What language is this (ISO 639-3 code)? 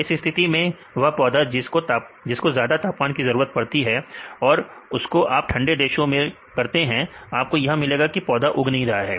hin